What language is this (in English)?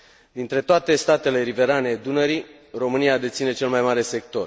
Romanian